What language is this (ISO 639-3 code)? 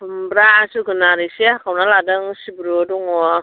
brx